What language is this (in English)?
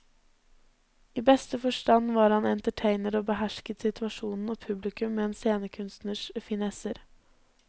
Norwegian